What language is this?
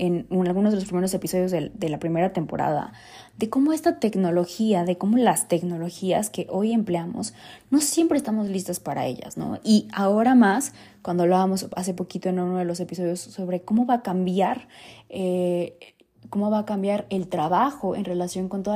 Spanish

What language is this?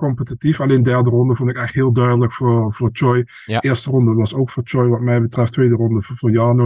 Dutch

